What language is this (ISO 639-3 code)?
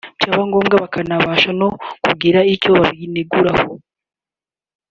kin